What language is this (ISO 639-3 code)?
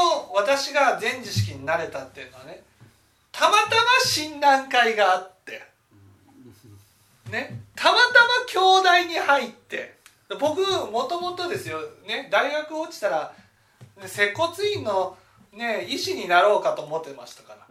jpn